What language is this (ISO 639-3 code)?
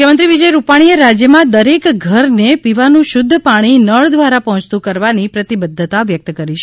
guj